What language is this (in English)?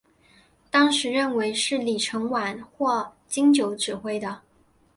Chinese